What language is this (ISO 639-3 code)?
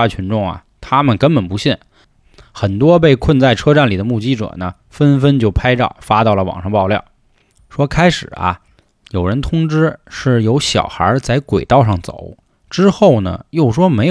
zho